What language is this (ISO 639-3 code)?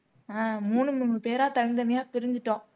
tam